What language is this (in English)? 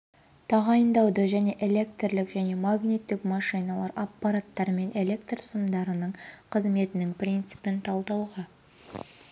Kazakh